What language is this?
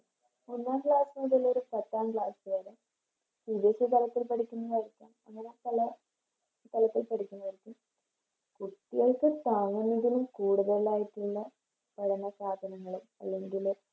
Malayalam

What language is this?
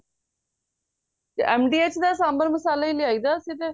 Punjabi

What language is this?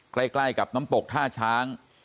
Thai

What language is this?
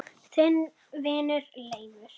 Icelandic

